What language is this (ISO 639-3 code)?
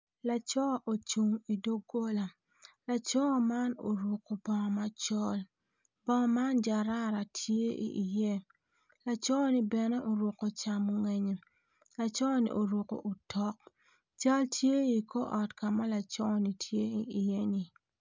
ach